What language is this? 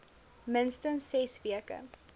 Afrikaans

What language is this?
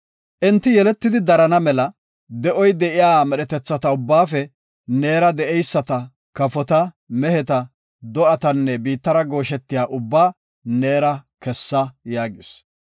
Gofa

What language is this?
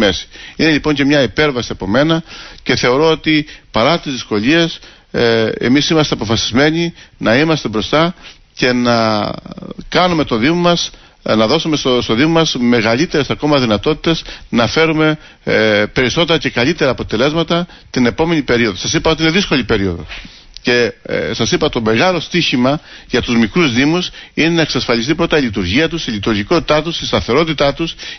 Greek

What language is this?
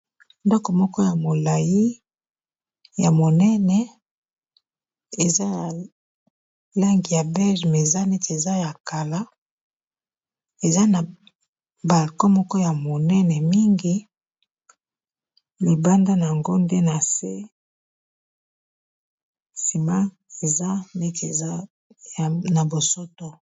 Lingala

